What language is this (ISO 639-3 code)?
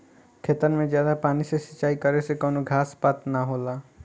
bho